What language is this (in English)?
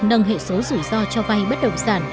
Vietnamese